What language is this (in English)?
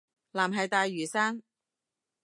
Cantonese